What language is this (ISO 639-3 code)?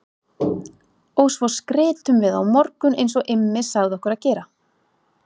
isl